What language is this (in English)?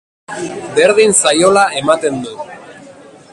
Basque